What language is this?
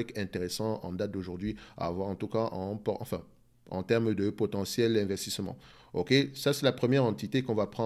French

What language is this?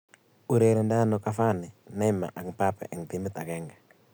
Kalenjin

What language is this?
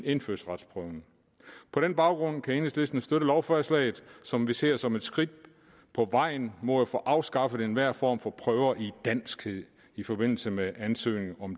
Danish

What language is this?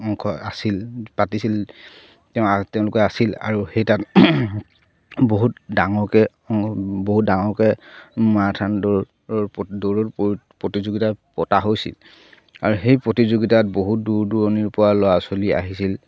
Assamese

